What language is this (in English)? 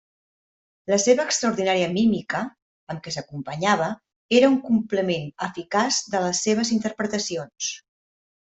Catalan